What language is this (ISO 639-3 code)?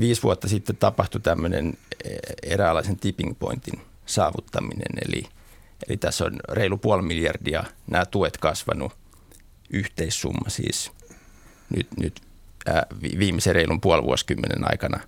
fin